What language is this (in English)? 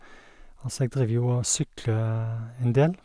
Norwegian